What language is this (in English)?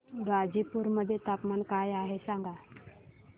Marathi